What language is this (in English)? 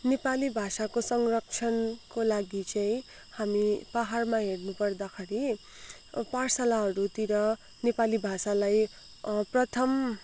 Nepali